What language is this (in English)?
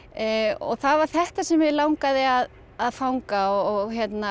Icelandic